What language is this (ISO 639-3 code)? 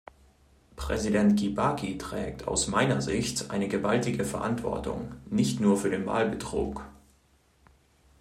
deu